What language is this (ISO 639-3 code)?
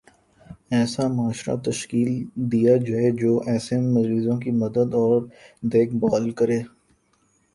urd